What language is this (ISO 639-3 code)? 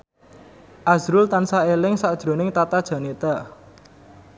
jav